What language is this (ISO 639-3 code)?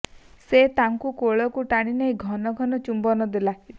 ori